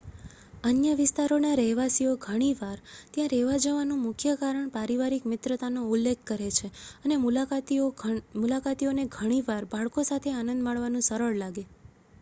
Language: Gujarati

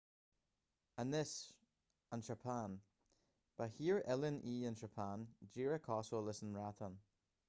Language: Irish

